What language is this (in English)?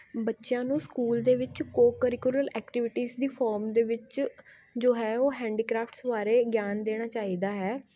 Punjabi